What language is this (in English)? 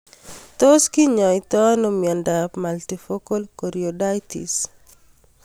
Kalenjin